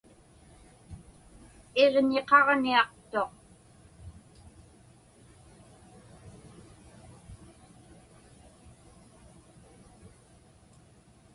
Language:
Inupiaq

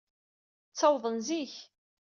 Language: Kabyle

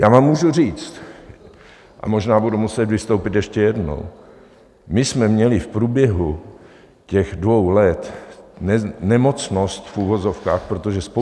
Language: Czech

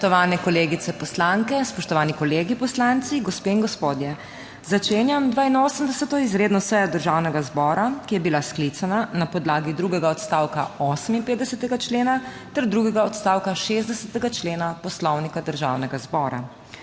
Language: Slovenian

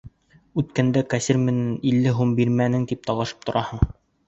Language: Bashkir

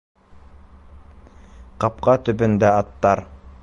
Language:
Bashkir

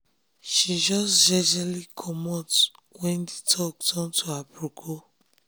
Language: Nigerian Pidgin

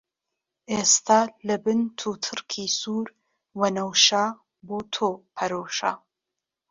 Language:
Central Kurdish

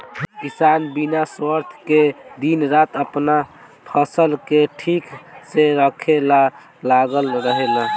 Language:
Bhojpuri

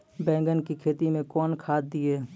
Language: Maithili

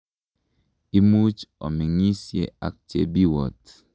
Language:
Kalenjin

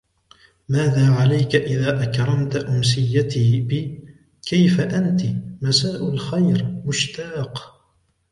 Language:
Arabic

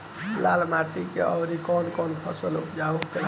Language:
Bhojpuri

